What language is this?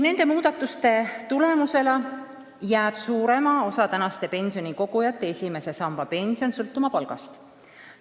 Estonian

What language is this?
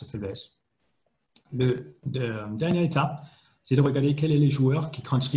French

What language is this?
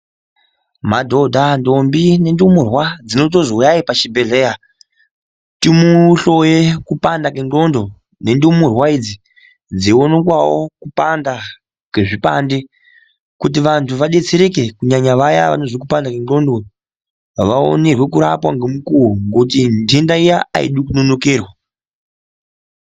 Ndau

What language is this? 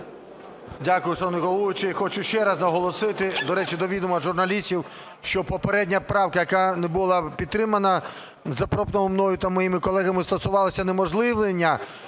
Ukrainian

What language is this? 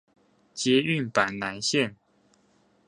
Chinese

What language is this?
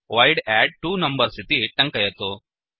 Sanskrit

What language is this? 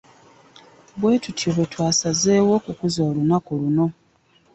Ganda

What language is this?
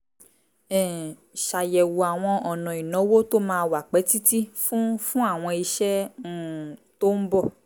Yoruba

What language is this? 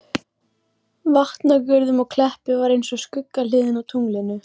Icelandic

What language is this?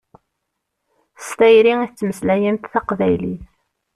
Kabyle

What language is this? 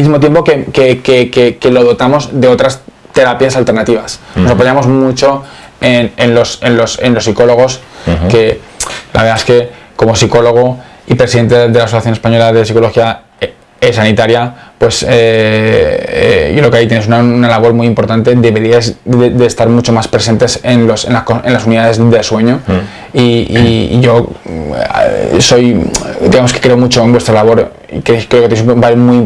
Spanish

